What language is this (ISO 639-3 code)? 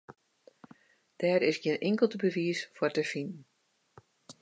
fry